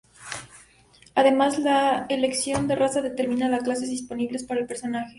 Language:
Spanish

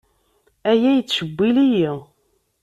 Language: Kabyle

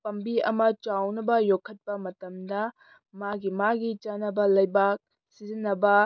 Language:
Manipuri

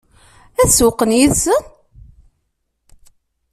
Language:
Kabyle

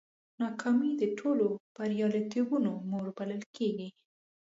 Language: Pashto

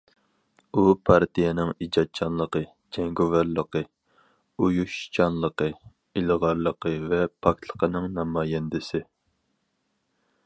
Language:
Uyghur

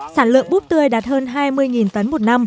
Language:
Vietnamese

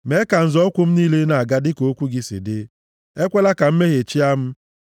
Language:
Igbo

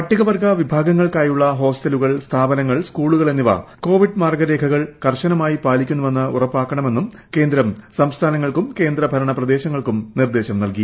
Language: Malayalam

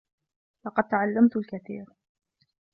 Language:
Arabic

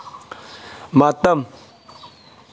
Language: Manipuri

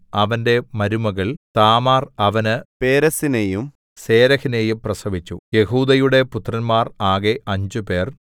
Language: Malayalam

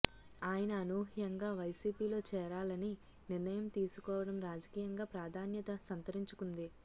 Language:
Telugu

